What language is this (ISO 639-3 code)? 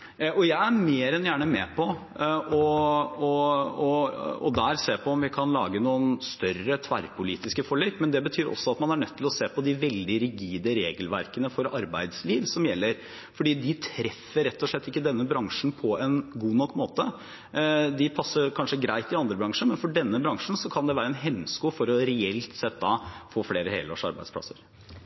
nob